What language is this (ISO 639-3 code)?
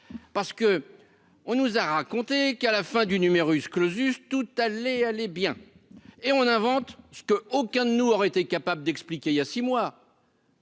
fra